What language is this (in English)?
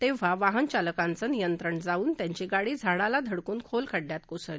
Marathi